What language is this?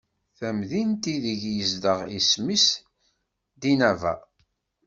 Kabyle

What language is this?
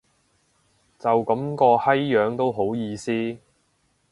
Cantonese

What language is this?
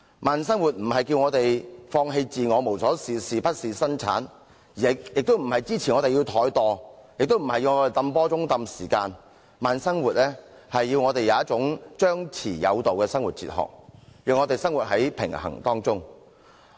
Cantonese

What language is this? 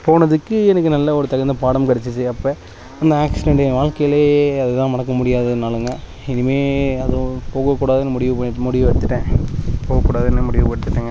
Tamil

